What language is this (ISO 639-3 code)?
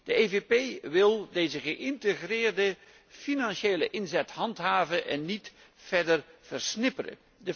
nld